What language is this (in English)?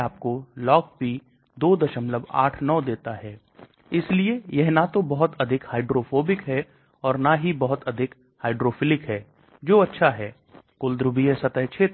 Hindi